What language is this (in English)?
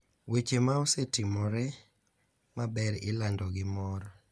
Luo (Kenya and Tanzania)